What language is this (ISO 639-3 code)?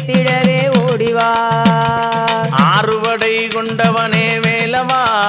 tam